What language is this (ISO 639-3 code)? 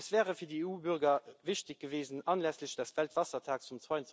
deu